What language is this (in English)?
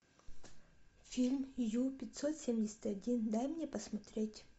Russian